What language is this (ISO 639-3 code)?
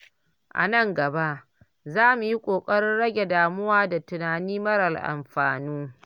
hau